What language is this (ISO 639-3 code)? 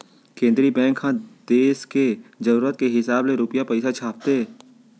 hne